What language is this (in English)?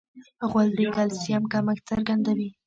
Pashto